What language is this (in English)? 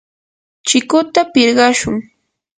Yanahuanca Pasco Quechua